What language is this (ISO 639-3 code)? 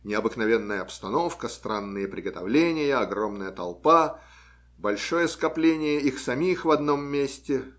rus